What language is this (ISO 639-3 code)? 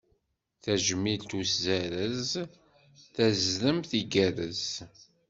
kab